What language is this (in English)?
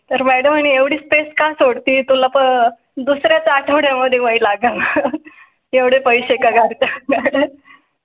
Marathi